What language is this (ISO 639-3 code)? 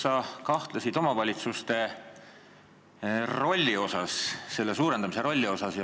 est